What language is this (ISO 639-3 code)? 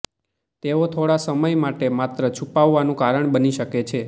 guj